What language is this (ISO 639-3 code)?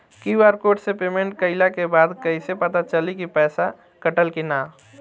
bho